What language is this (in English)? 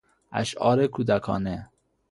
Persian